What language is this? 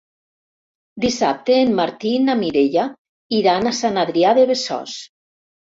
Catalan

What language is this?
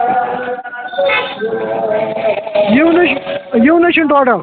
Kashmiri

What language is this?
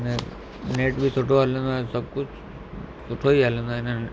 Sindhi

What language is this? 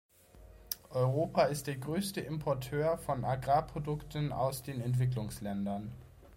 German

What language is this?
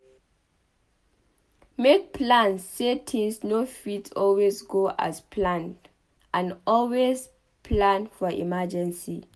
Nigerian Pidgin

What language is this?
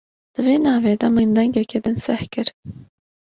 Kurdish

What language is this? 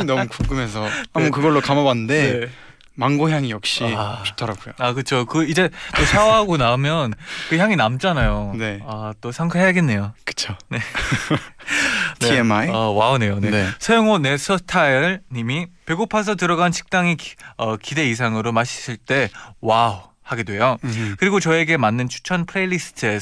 Korean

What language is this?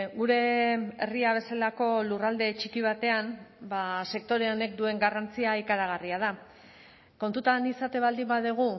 Basque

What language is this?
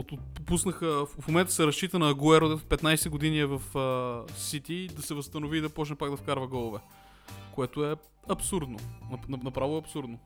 Bulgarian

